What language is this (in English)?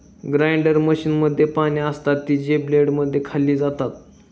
Marathi